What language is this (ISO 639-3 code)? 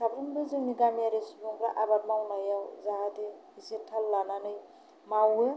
brx